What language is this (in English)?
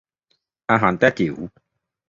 Thai